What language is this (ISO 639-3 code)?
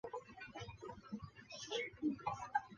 zho